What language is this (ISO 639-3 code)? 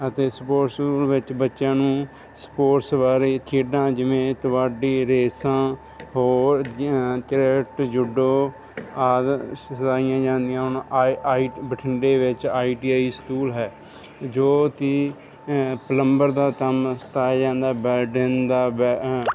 pan